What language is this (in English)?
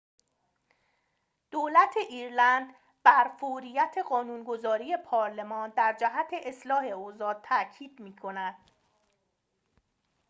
Persian